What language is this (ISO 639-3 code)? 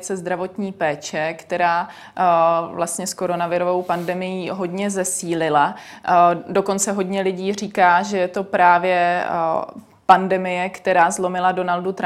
ces